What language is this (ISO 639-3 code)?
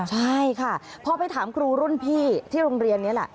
tha